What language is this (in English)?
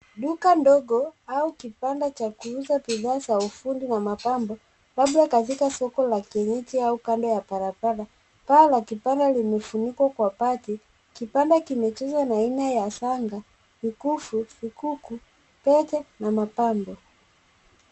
Swahili